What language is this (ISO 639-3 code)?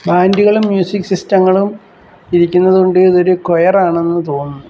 mal